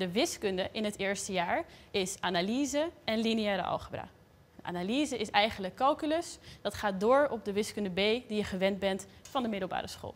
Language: Dutch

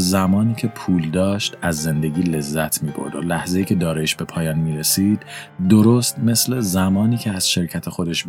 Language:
Persian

